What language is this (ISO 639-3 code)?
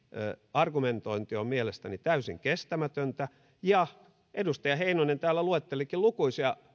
fin